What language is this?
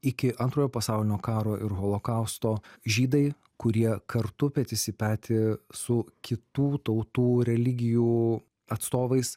Lithuanian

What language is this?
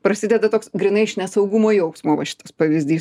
Lithuanian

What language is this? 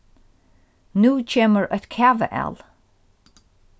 Faroese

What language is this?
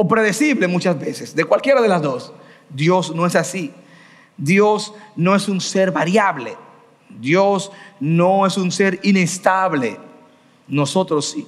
Spanish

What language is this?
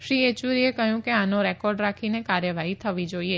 Gujarati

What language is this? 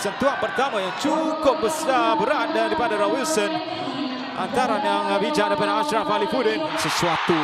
Malay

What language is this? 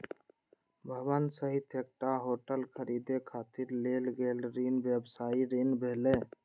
Maithili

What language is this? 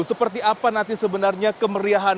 Indonesian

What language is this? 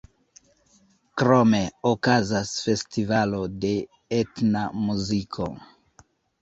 Esperanto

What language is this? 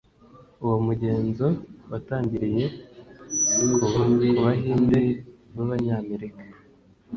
Kinyarwanda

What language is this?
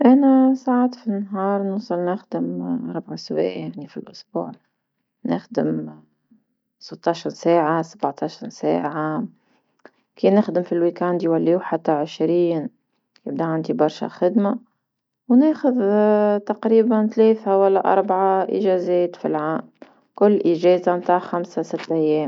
Tunisian Arabic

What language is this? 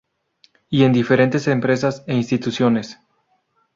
Spanish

